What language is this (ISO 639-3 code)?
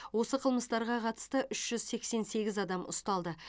kaz